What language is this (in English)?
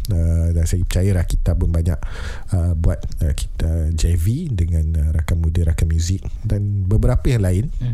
Malay